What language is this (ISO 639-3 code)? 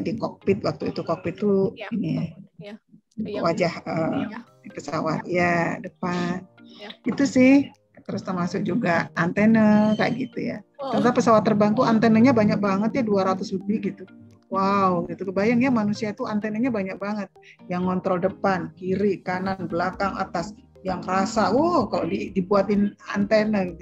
ind